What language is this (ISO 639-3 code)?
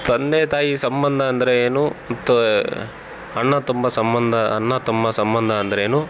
kan